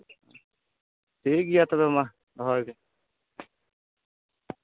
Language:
Santali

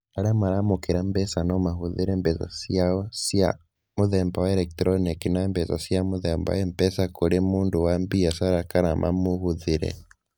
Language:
Kikuyu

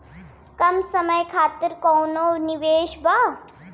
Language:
Bhojpuri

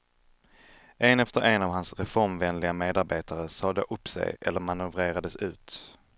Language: Swedish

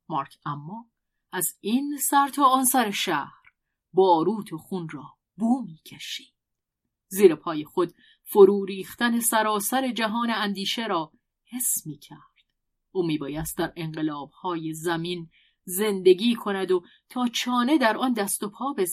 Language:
Persian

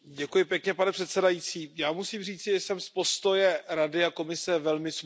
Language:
Czech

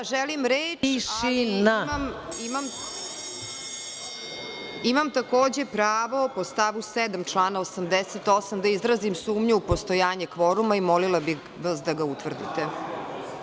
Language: Serbian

